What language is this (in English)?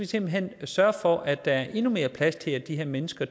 Danish